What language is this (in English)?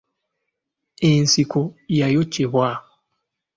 Ganda